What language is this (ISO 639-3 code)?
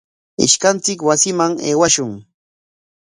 qwa